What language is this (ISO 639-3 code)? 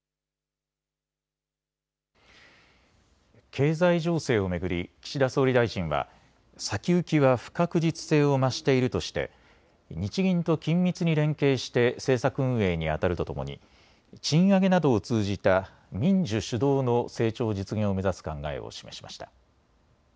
jpn